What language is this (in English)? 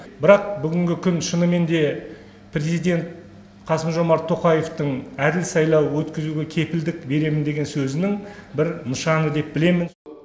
Kazakh